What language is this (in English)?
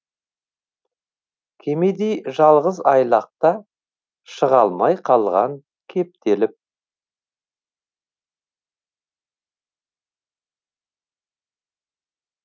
Kazakh